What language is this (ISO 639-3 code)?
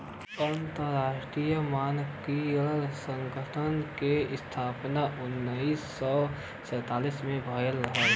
bho